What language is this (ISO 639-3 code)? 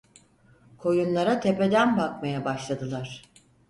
tur